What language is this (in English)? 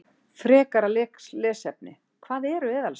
Icelandic